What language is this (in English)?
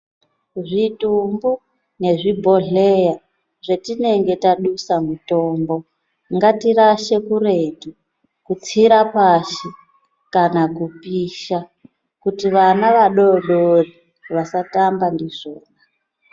Ndau